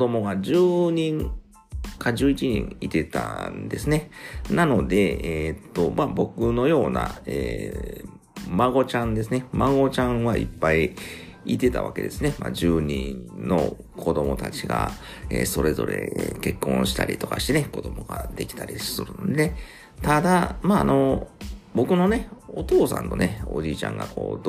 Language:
Japanese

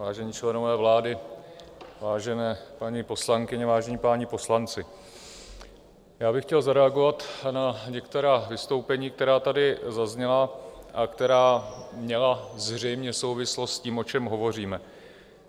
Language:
Czech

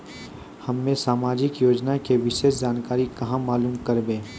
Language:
Maithili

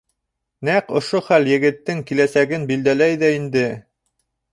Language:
Bashkir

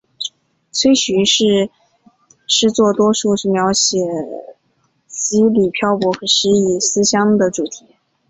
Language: Chinese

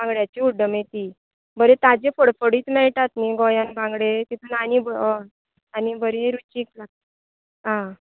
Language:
Konkani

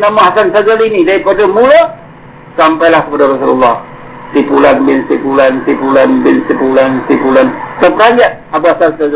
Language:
Malay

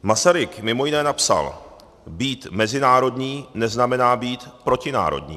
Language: Czech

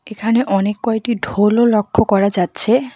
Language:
Bangla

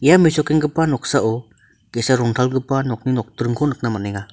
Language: Garo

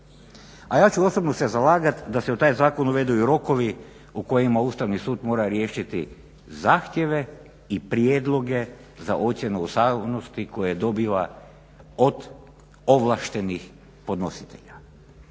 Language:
Croatian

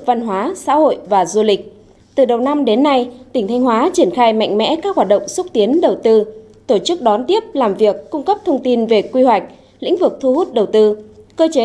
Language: Vietnamese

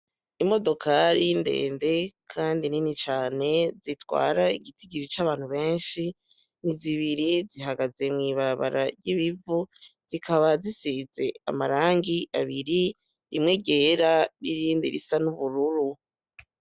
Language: Rundi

